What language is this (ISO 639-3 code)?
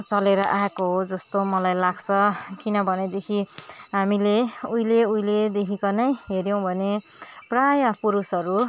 nep